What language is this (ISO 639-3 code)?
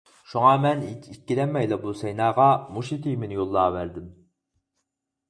uig